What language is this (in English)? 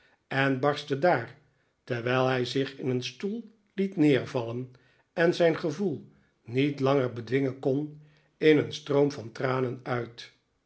Dutch